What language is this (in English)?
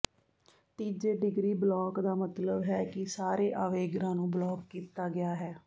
Punjabi